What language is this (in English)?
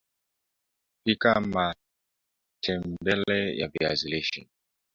Swahili